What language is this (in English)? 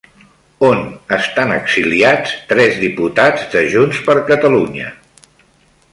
Catalan